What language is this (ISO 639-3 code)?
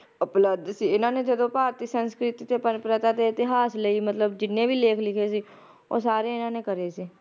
pan